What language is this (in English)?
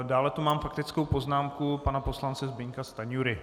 Czech